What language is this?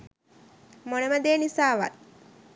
Sinhala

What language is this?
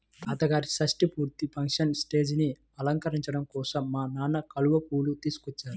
Telugu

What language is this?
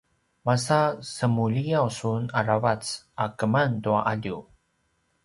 Paiwan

